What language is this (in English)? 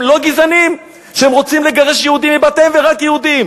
Hebrew